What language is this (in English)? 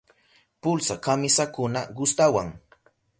Southern Pastaza Quechua